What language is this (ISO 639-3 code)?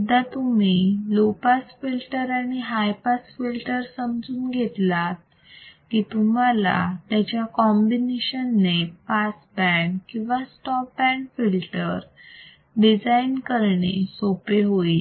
mar